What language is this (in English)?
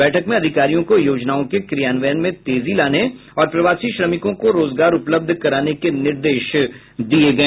Hindi